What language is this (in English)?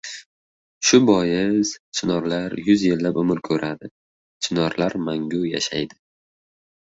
Uzbek